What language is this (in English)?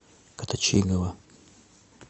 Russian